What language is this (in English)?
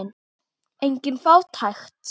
Icelandic